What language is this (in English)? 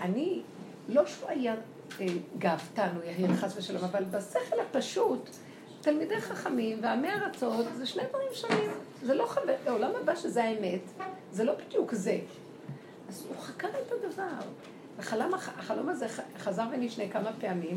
Hebrew